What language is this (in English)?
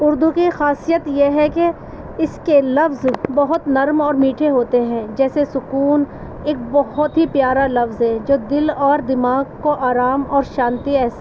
Urdu